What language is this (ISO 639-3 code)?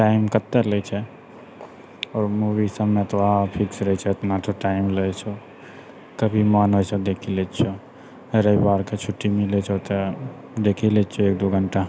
mai